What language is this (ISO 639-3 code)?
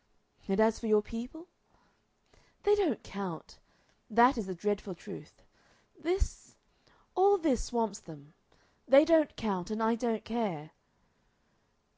eng